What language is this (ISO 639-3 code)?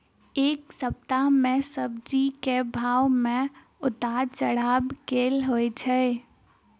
mai